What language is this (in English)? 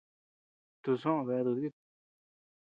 Tepeuxila Cuicatec